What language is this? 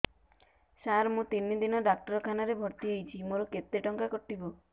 Odia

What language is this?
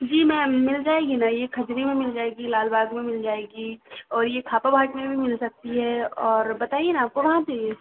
Hindi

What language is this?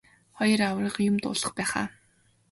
Mongolian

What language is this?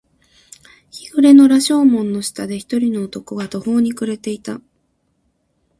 Japanese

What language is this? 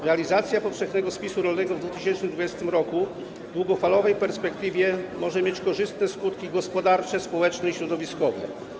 Polish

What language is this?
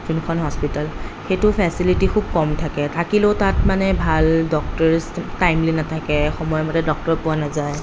Assamese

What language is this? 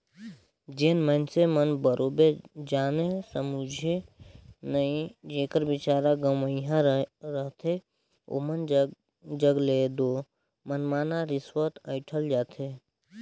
Chhattisgarhi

